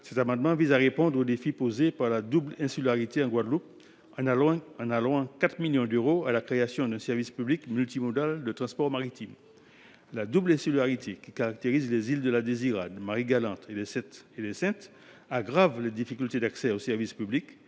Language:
French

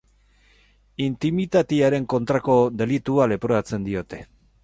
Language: Basque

